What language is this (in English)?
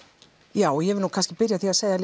Icelandic